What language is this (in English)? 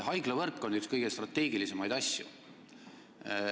Estonian